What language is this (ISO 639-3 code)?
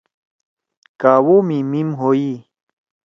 trw